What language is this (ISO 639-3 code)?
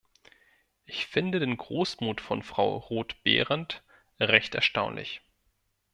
deu